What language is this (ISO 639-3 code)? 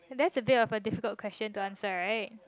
eng